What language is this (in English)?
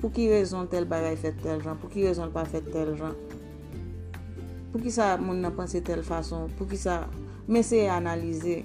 Filipino